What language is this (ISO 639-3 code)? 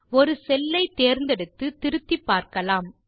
tam